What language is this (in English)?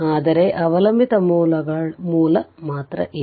Kannada